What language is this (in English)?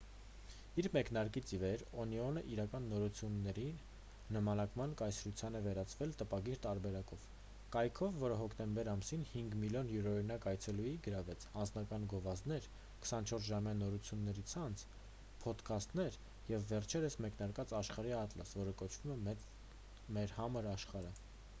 Armenian